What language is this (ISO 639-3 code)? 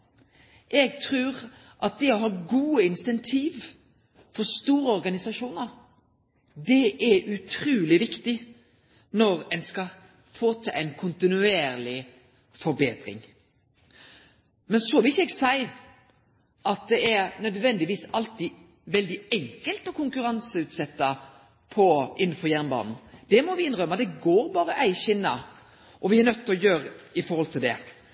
nno